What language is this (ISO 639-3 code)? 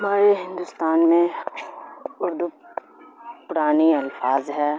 urd